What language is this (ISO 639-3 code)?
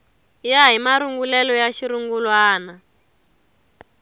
tso